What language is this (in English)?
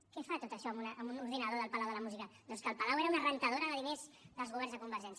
Catalan